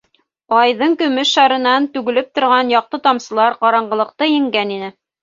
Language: Bashkir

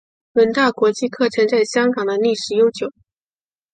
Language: Chinese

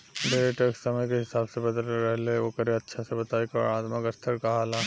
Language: Bhojpuri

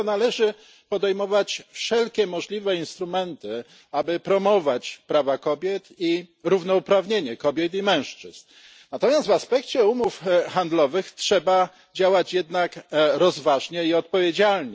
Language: Polish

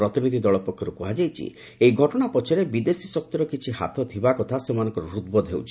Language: Odia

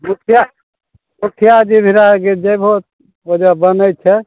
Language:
Maithili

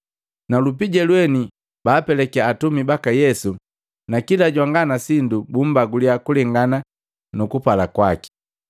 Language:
Matengo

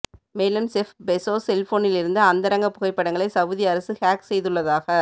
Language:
Tamil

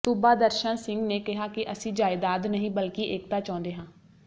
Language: Punjabi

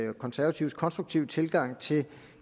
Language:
Danish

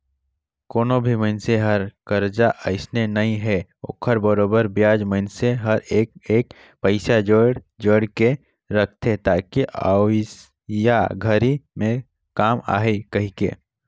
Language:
Chhattisgarhi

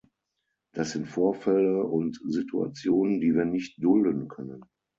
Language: German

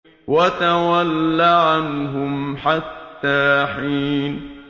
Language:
Arabic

